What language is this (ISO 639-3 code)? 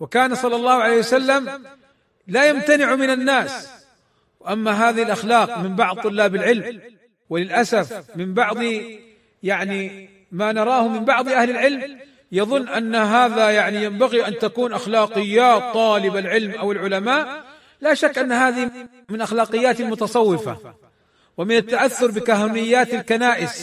ara